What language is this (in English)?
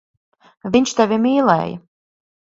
Latvian